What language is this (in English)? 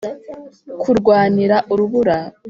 Kinyarwanda